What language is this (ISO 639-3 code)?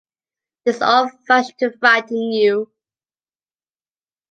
eng